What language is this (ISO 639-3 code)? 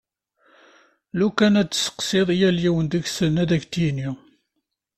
kab